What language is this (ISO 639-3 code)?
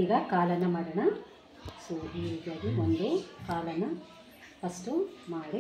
kan